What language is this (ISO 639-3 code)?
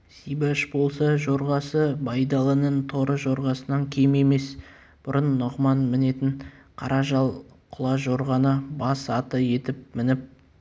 kaz